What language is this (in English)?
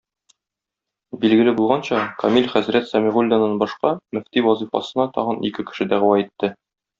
Tatar